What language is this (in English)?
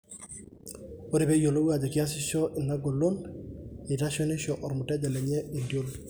Masai